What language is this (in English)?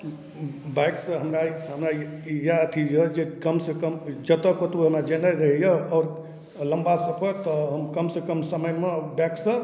Maithili